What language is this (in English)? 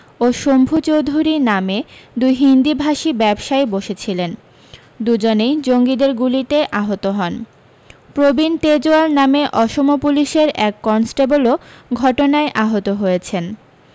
Bangla